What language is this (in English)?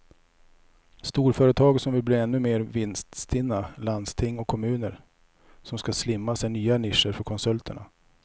Swedish